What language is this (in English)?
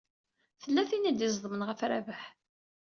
Kabyle